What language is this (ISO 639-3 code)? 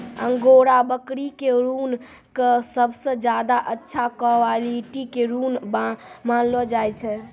mai